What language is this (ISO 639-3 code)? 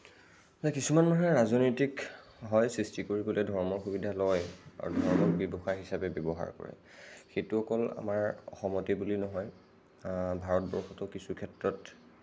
asm